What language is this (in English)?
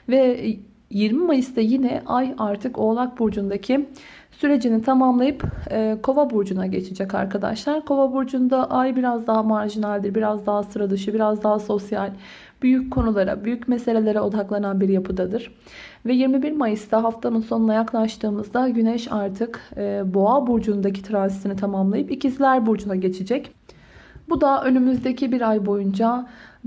Turkish